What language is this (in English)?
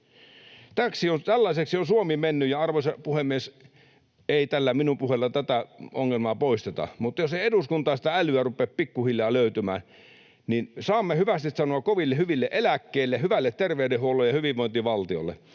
Finnish